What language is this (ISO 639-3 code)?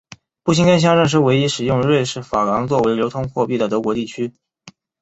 zho